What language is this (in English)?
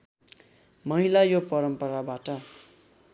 Nepali